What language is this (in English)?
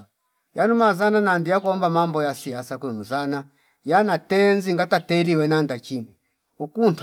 Fipa